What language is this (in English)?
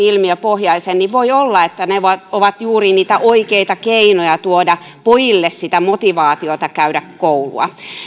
Finnish